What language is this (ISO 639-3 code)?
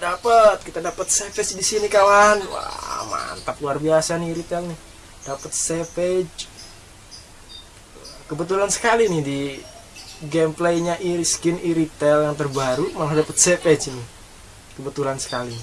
ind